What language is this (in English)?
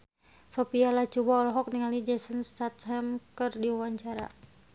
Sundanese